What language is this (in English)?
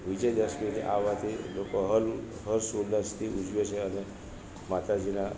Gujarati